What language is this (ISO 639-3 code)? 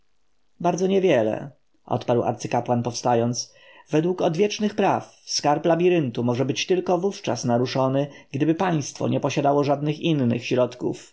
pol